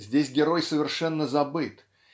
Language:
Russian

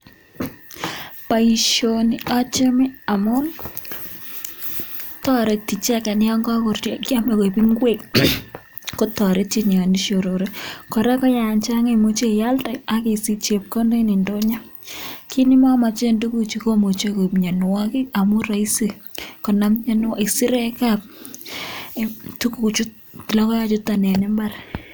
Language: Kalenjin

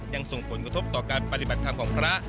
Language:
Thai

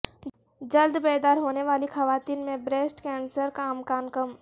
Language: Urdu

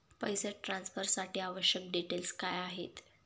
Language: Marathi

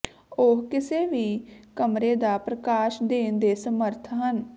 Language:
Punjabi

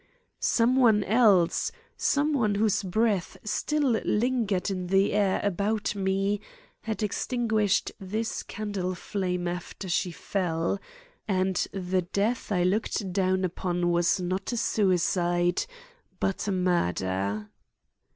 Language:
English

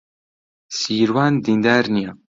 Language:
Central Kurdish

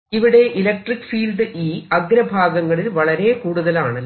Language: Malayalam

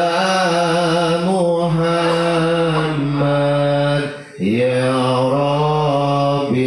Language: Indonesian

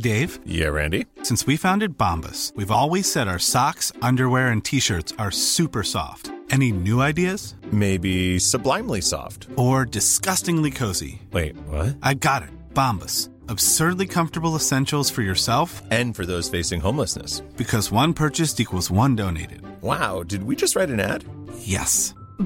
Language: Hindi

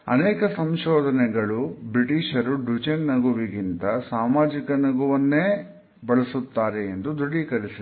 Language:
Kannada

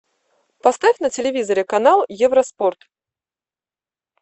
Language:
Russian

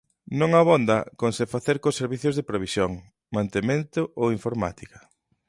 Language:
Galician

